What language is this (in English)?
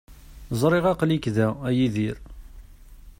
Kabyle